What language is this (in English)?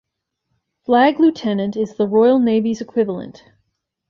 English